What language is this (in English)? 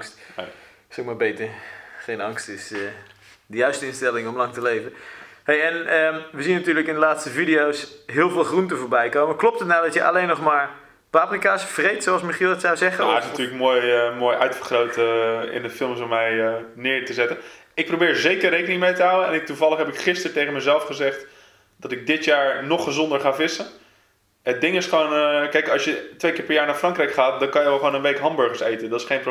Dutch